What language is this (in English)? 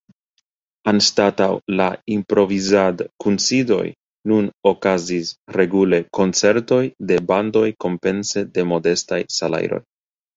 Esperanto